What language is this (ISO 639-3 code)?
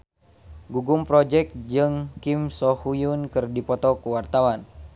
sun